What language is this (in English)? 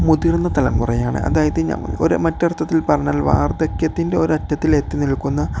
Malayalam